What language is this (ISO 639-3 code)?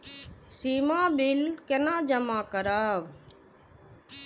mai